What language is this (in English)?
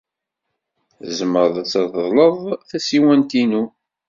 Kabyle